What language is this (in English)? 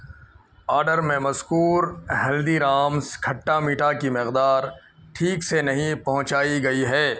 Urdu